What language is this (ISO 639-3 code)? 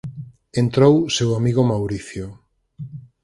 glg